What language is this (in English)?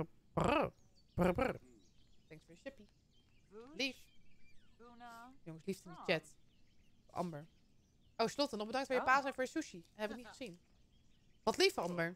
Dutch